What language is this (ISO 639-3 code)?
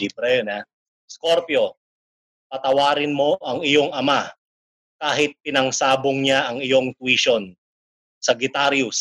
fil